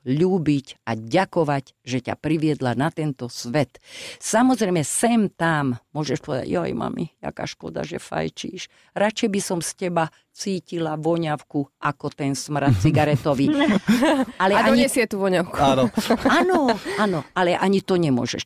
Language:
Slovak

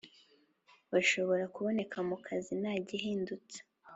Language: Kinyarwanda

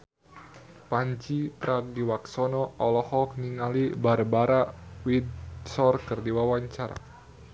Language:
Sundanese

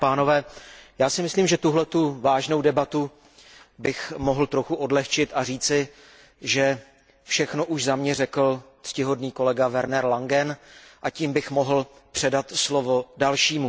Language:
Czech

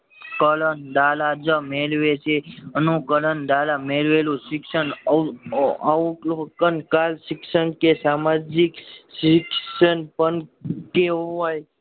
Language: Gujarati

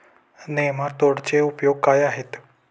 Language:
Marathi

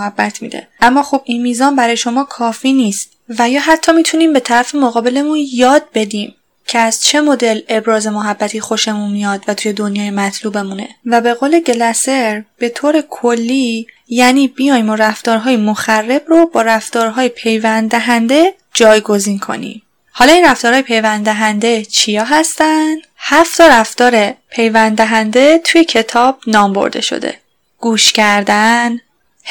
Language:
Persian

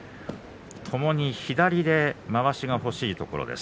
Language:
Japanese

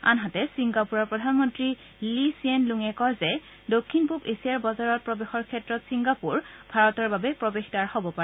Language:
Assamese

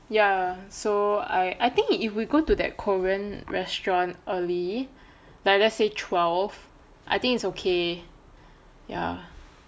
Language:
English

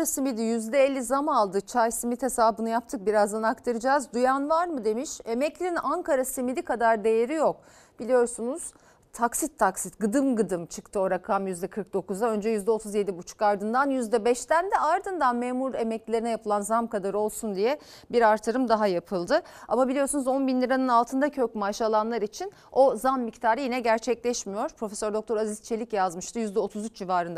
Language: Turkish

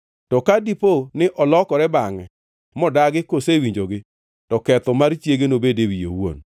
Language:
Luo (Kenya and Tanzania)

